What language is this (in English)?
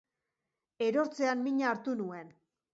Basque